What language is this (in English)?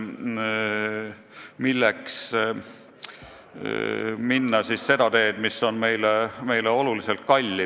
Estonian